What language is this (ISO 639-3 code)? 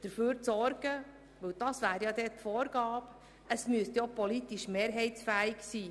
gsw